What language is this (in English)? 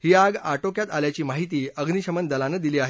Marathi